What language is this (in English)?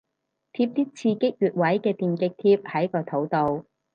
Cantonese